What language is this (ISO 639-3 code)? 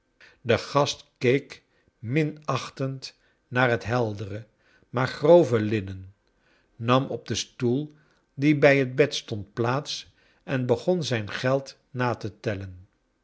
nld